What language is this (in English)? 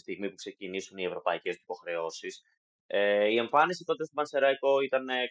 Greek